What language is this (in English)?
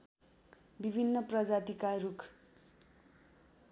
Nepali